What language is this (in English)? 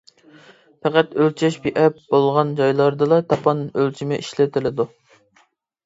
Uyghur